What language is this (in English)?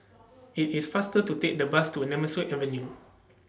English